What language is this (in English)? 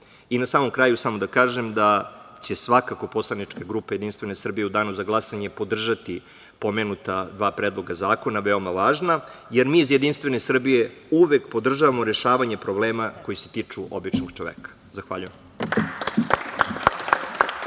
Serbian